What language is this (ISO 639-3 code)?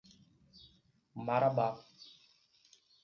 por